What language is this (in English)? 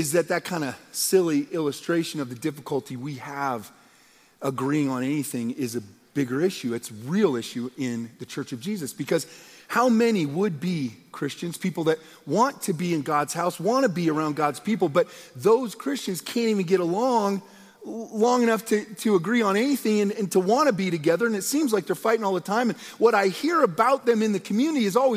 English